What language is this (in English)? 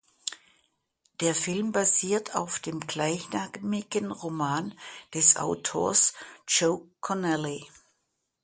German